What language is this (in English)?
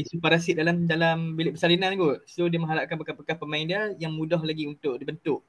Malay